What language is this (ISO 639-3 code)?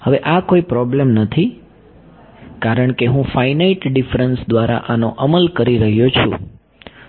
guj